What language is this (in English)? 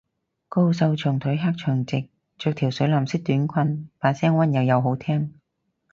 Cantonese